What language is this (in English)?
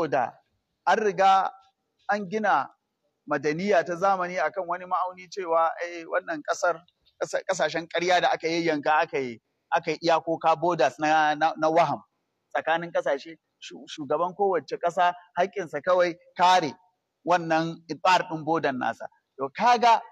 Arabic